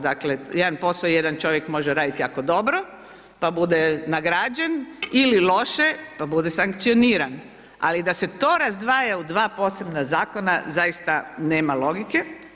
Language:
Croatian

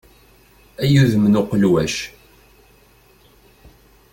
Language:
Kabyle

